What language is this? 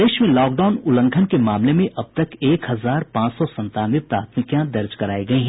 Hindi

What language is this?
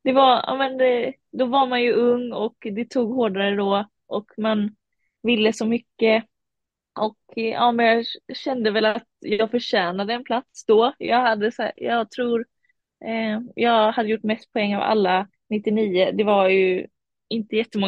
Swedish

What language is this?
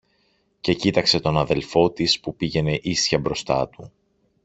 Greek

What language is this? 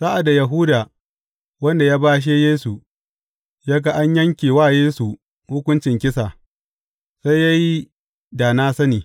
Hausa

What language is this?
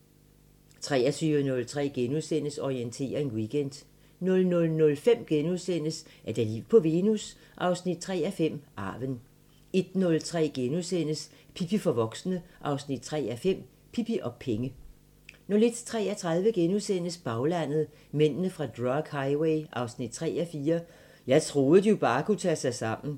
Danish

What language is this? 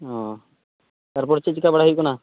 Santali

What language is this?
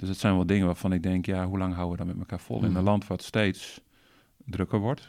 Dutch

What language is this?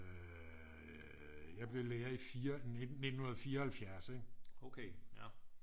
Danish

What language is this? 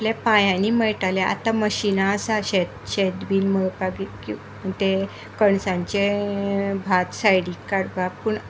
Konkani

